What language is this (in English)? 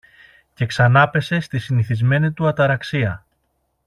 Greek